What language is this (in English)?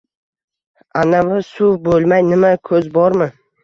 Uzbek